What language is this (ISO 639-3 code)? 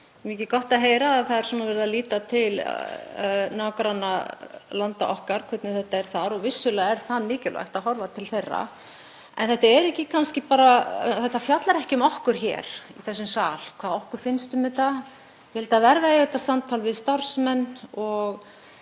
isl